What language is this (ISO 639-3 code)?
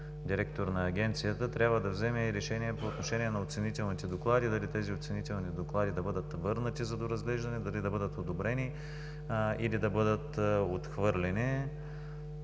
bul